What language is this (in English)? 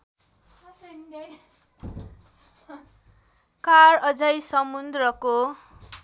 Nepali